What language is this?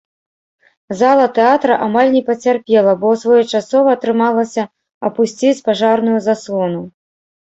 Belarusian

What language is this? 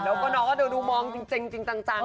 Thai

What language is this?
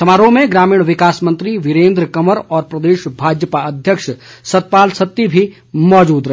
Hindi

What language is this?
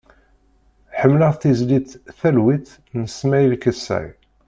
Kabyle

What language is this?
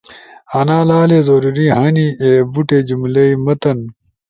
Ushojo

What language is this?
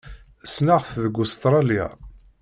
Kabyle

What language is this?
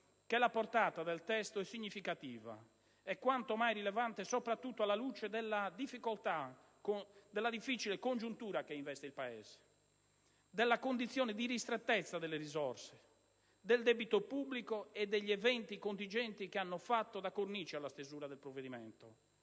Italian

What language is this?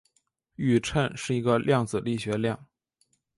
Chinese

